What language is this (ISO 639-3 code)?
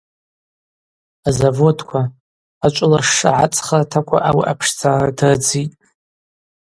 abq